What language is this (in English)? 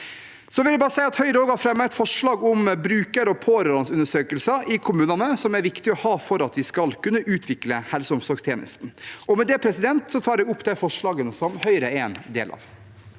Norwegian